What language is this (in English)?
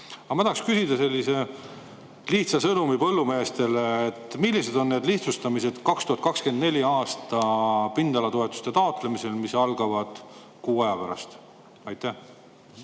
Estonian